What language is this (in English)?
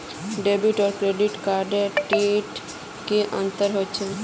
Magahi